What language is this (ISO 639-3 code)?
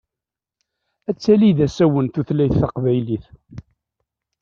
kab